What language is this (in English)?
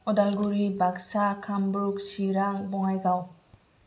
Bodo